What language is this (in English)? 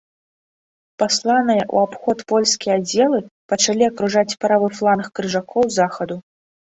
Belarusian